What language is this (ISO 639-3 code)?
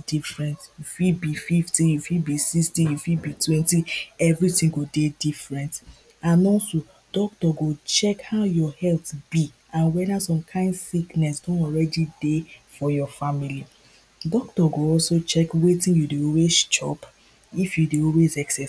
pcm